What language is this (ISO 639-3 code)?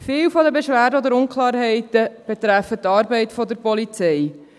gsw